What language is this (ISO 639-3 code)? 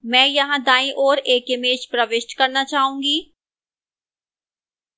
hin